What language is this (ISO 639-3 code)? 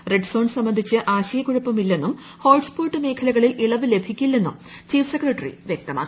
mal